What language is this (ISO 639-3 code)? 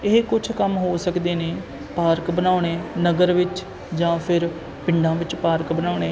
pan